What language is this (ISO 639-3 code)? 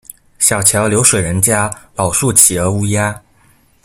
zho